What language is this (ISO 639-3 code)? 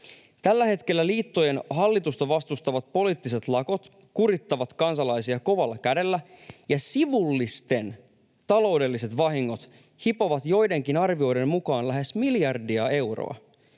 fin